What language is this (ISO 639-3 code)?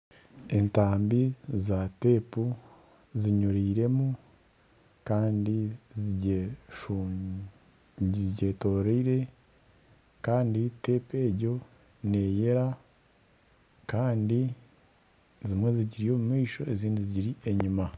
nyn